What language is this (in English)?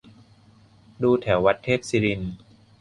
Thai